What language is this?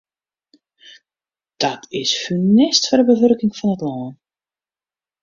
Western Frisian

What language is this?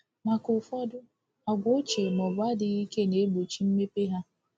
Igbo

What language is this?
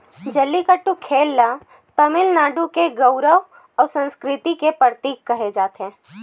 Chhattisgarhi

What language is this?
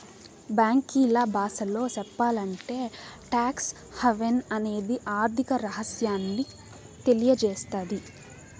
Telugu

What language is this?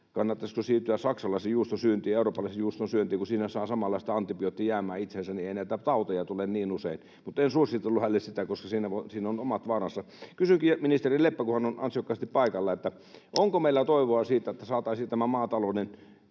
Finnish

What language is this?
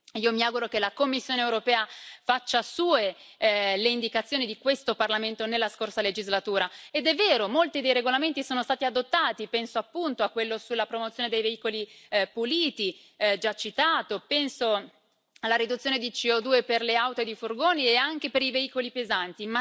Italian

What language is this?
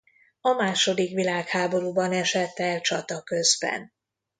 Hungarian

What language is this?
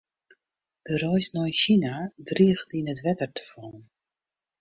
Western Frisian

